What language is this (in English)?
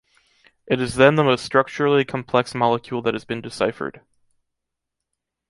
English